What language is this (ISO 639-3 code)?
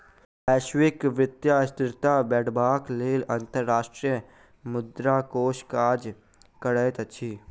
mai